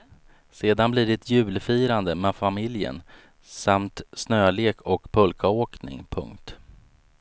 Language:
Swedish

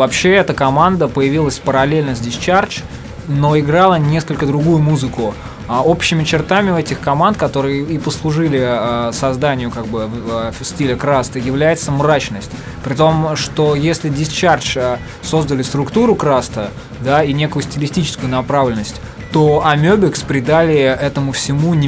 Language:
Russian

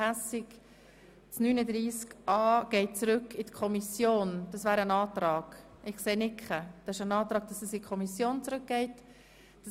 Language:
Swiss German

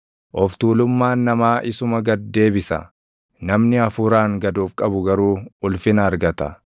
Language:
Oromo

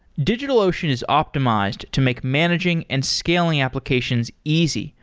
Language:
English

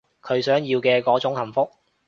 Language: Cantonese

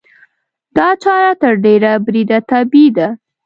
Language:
Pashto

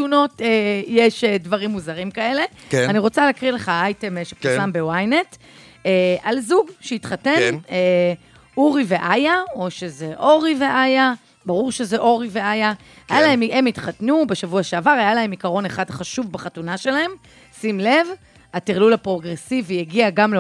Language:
Hebrew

